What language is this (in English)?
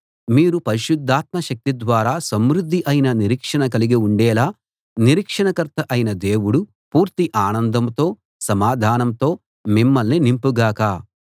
Telugu